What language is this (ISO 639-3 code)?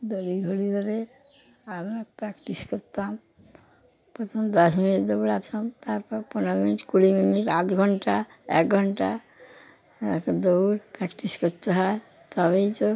ben